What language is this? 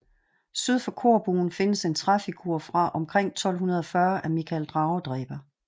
Danish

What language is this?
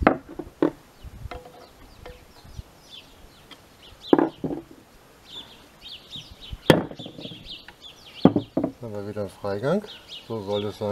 German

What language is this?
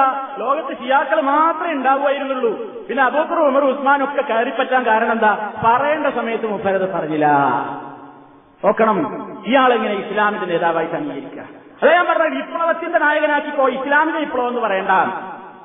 Malayalam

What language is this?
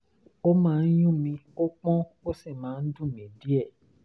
Yoruba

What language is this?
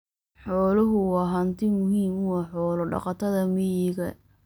Somali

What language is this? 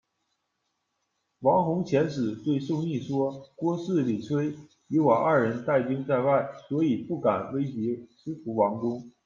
Chinese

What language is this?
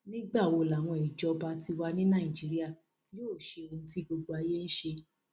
Yoruba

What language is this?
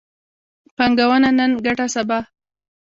Pashto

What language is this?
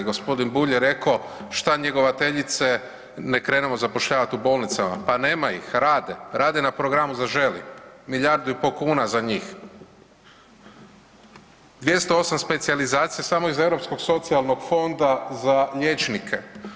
Croatian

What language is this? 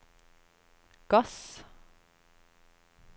Norwegian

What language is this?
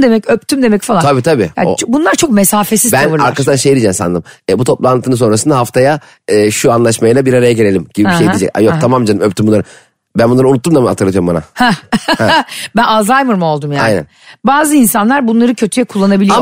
Turkish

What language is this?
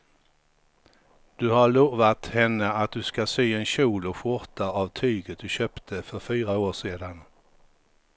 Swedish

